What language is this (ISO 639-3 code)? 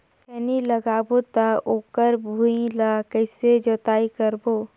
hne